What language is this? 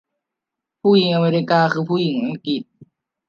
Thai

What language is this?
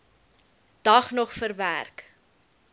Afrikaans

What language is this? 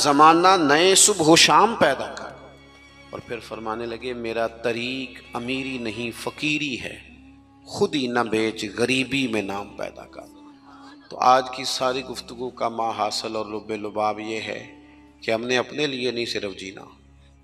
Hindi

